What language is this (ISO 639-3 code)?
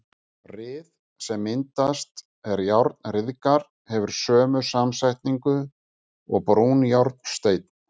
isl